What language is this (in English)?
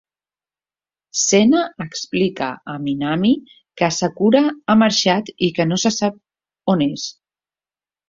Catalan